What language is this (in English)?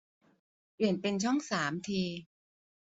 Thai